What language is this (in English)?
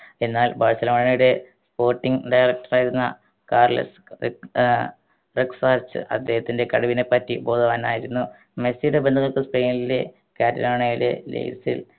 Malayalam